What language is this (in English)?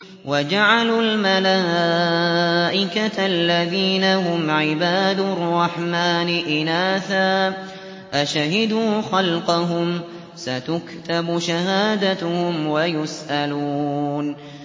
Arabic